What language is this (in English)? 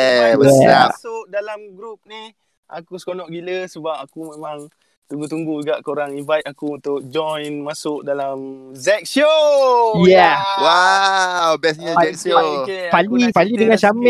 Malay